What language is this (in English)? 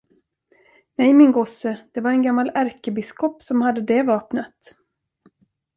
Swedish